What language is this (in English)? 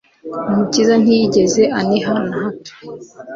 Kinyarwanda